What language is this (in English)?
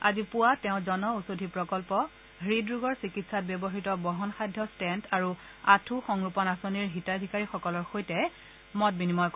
Assamese